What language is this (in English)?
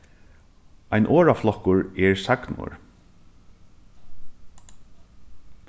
Faroese